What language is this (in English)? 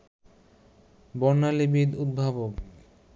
Bangla